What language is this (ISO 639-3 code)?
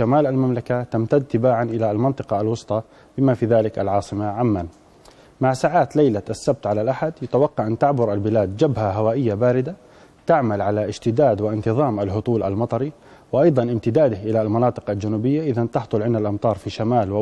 ara